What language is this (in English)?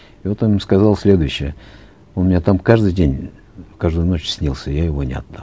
Kazakh